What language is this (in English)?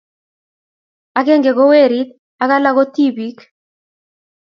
Kalenjin